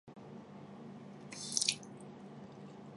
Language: Chinese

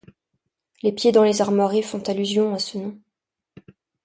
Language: French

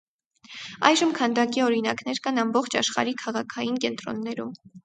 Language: Armenian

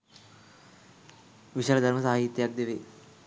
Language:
Sinhala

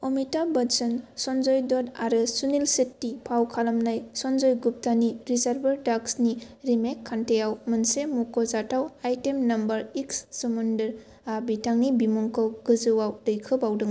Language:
Bodo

